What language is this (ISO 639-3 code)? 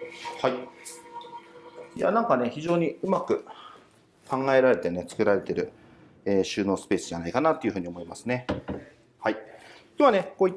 jpn